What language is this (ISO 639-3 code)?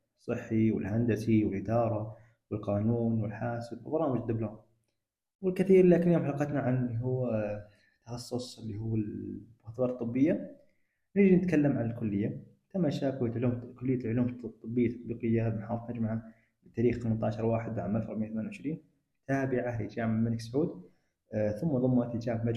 ara